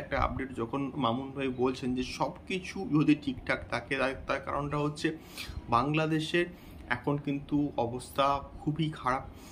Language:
Bangla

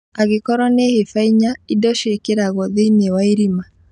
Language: Kikuyu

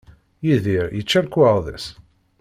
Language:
Kabyle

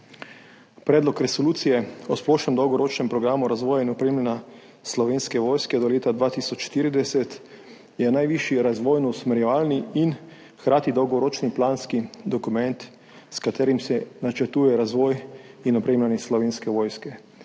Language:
Slovenian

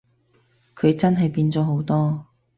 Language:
Cantonese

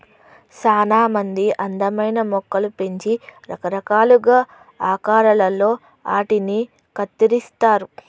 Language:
Telugu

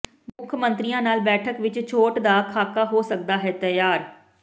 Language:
Punjabi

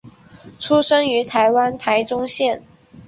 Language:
Chinese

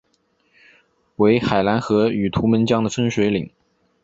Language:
Chinese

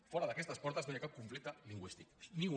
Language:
Catalan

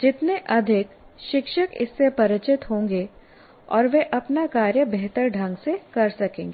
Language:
Hindi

